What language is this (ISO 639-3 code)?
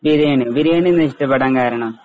mal